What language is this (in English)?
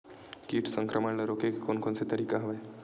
Chhattisgarhi